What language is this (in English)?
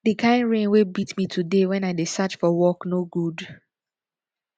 Nigerian Pidgin